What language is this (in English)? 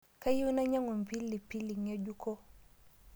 Masai